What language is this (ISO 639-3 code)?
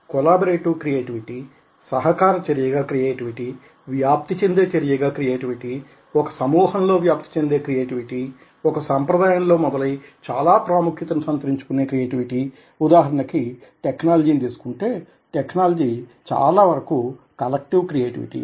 tel